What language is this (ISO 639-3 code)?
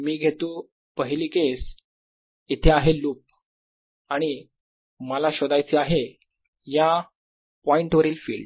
mar